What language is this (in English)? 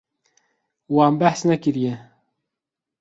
Kurdish